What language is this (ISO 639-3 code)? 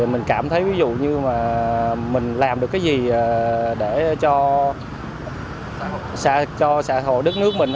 vie